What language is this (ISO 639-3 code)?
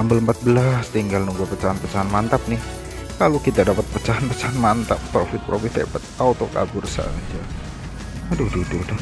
ind